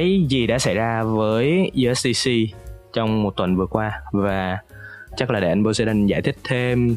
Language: Vietnamese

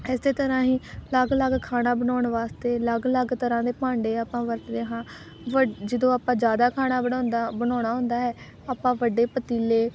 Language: Punjabi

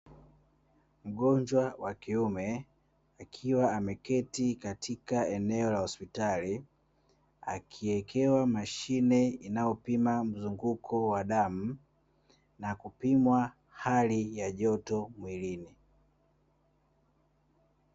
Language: Swahili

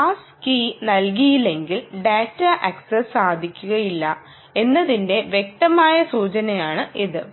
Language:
Malayalam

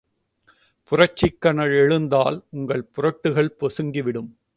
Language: Tamil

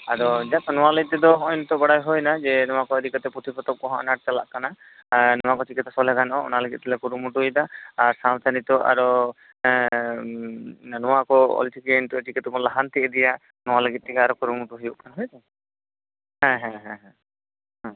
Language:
Santali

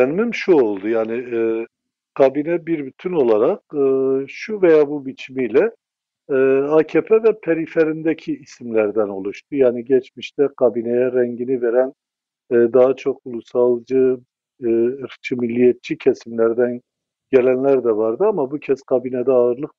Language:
Turkish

